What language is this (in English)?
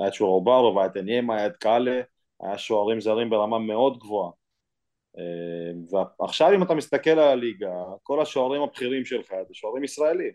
Hebrew